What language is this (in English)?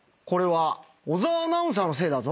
Japanese